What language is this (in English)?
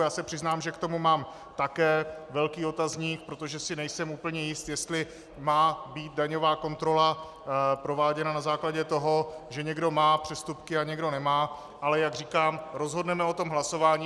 Czech